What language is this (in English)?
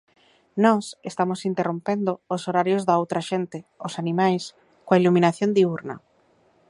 Galician